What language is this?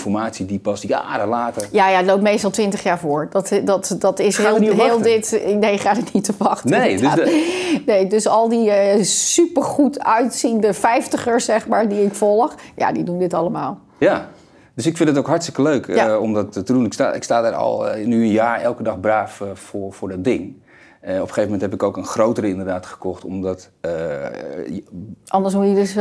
Dutch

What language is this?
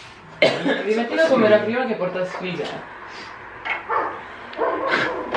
Italian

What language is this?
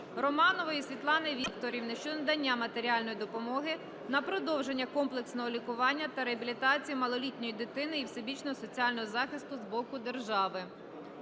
Ukrainian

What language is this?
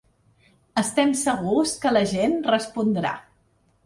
Catalan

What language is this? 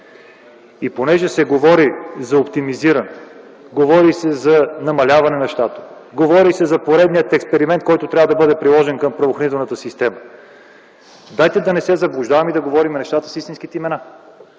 Bulgarian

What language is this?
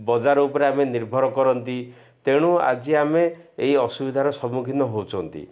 Odia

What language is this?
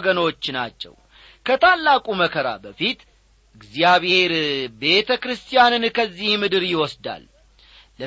Amharic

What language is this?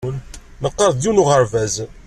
Kabyle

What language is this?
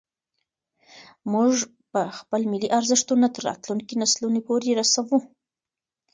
Pashto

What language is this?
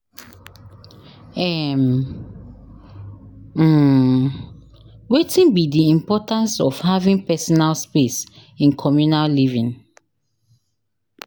Nigerian Pidgin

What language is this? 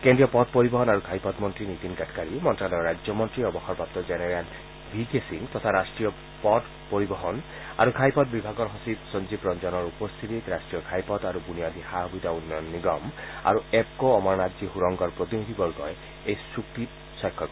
Assamese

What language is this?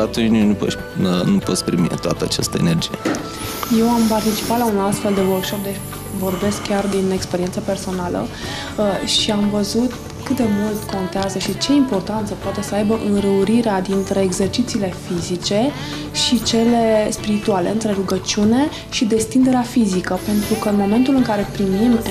Romanian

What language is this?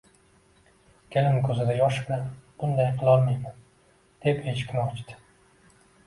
Uzbek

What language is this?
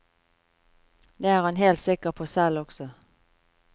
Norwegian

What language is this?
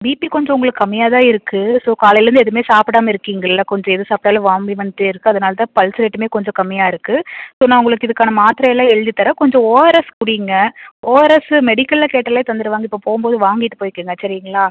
Tamil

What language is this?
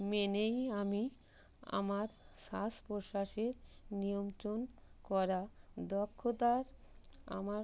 Bangla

